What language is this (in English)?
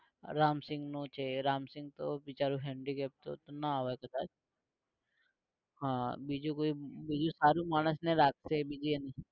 Gujarati